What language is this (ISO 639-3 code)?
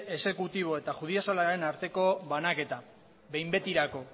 eus